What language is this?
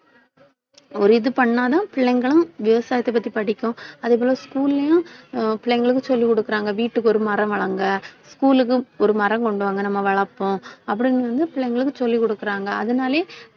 Tamil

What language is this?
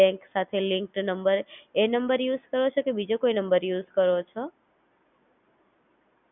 Gujarati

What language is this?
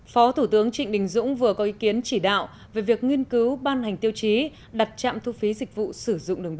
Vietnamese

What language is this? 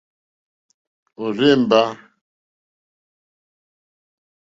Mokpwe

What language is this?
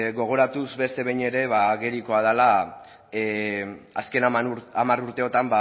Basque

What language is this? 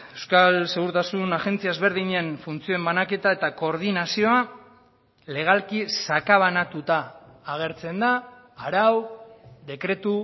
Basque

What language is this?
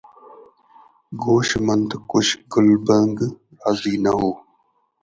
Sindhi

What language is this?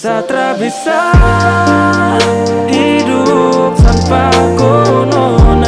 Indonesian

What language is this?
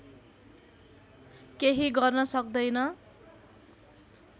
Nepali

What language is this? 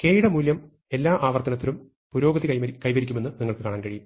Malayalam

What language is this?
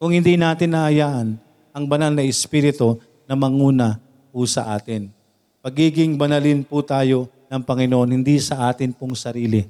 Filipino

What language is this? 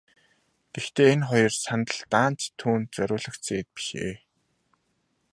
Mongolian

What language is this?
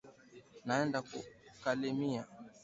Swahili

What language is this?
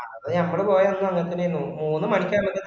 Malayalam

